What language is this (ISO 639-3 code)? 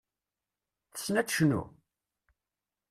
kab